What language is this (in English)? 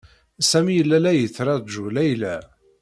Kabyle